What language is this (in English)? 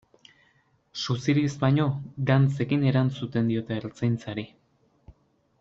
Basque